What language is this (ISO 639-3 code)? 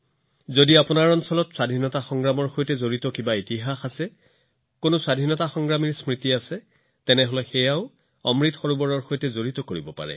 asm